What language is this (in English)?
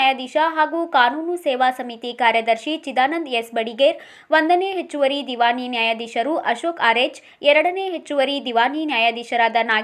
Indonesian